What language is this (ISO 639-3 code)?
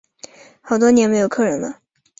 zho